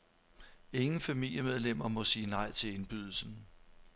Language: Danish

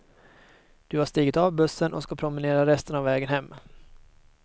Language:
Swedish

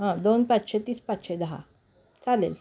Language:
Marathi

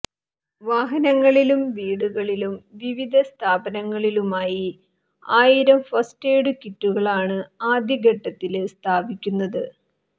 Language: Malayalam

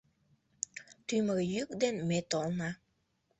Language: Mari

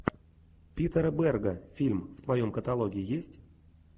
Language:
Russian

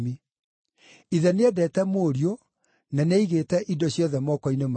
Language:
Kikuyu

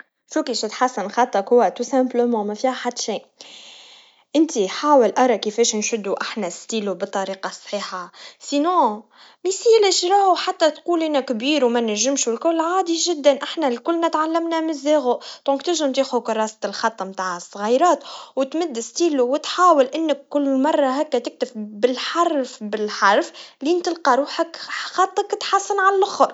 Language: Tunisian Arabic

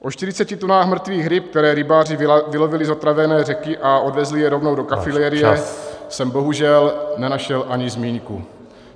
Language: Czech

